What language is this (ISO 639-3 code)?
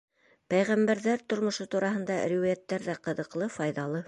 bak